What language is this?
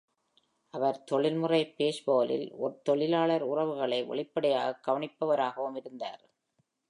Tamil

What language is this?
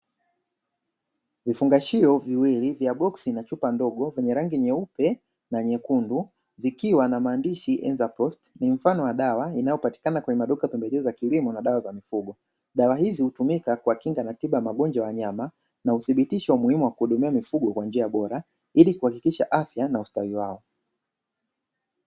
Swahili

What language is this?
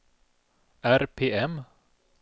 Swedish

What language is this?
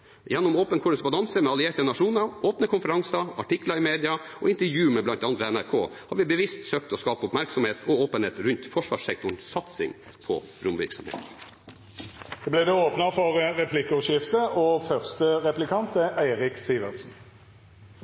Norwegian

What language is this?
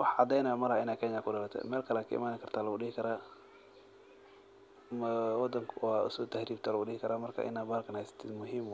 Somali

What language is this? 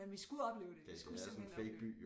Danish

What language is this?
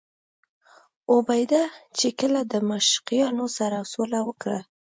Pashto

